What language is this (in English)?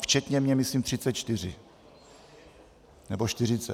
Czech